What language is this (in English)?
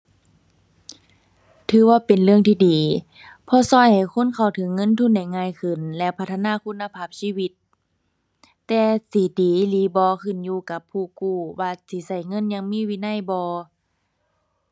Thai